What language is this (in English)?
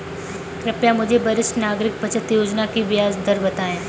Hindi